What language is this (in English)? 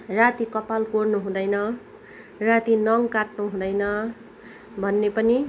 Nepali